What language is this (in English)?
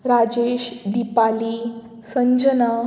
Konkani